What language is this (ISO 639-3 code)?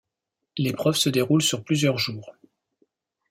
fra